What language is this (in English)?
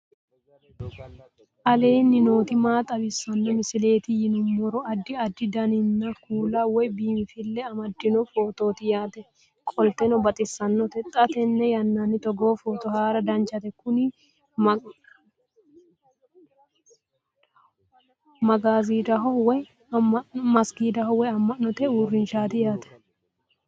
Sidamo